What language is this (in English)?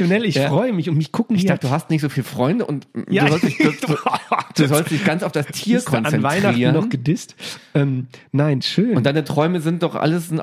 German